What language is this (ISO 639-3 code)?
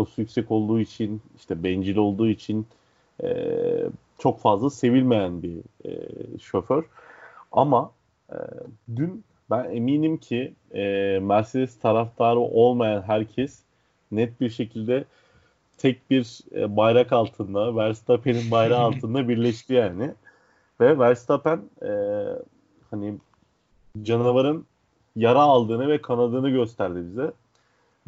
tur